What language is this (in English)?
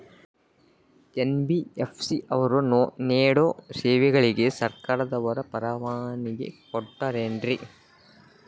Kannada